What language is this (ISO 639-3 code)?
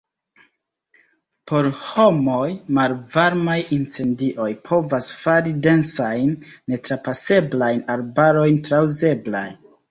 epo